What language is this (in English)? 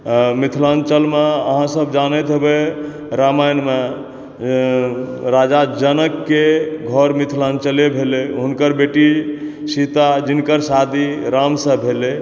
Maithili